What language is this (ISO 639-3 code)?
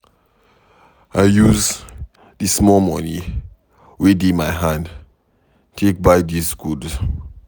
pcm